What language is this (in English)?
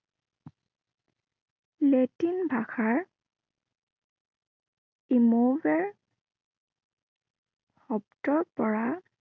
Assamese